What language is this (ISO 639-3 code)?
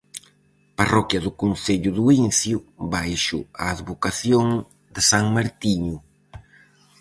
glg